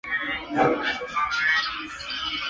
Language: Chinese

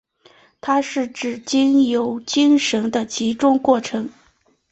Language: Chinese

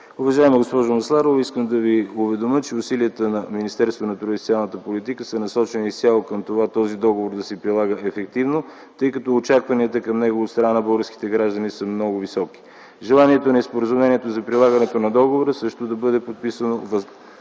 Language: Bulgarian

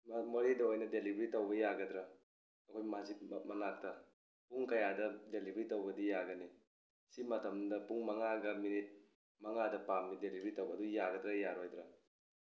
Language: Manipuri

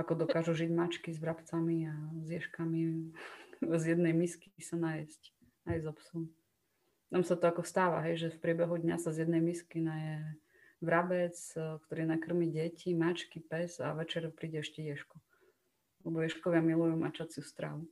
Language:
Slovak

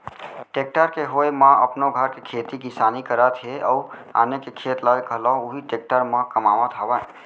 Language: Chhattisgarhi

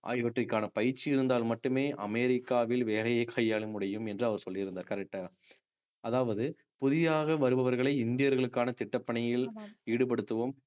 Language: Tamil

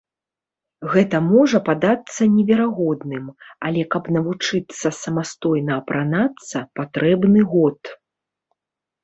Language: Belarusian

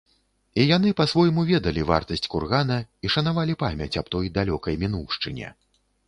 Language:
Belarusian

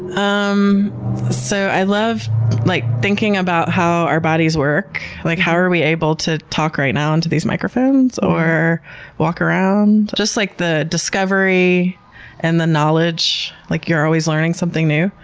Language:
English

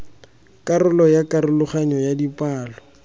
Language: Tswana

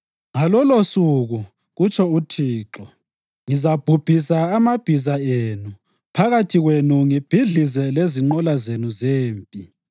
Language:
North Ndebele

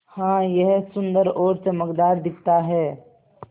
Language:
Hindi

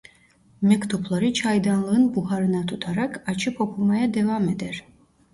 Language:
Turkish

